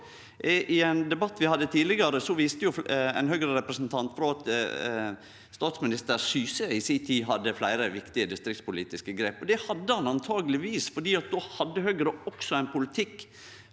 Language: Norwegian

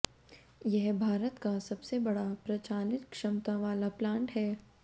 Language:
Hindi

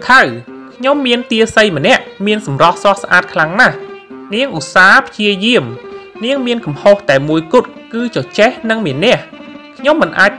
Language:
Thai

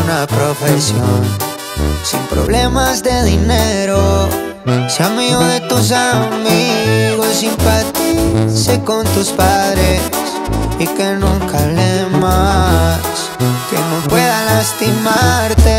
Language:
Spanish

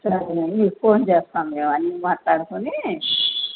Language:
Telugu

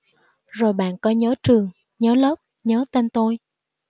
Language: Vietnamese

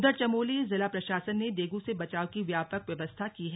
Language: Hindi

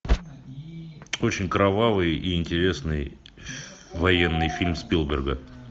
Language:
Russian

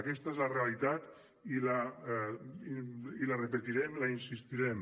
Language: Catalan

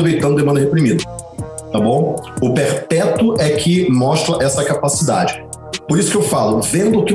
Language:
Portuguese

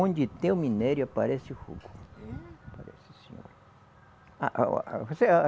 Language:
Portuguese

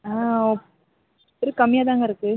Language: Tamil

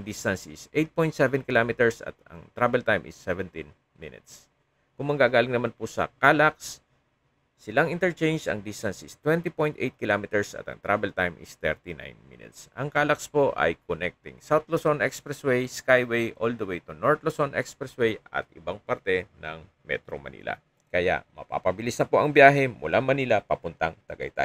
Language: Filipino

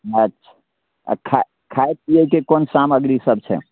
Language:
Maithili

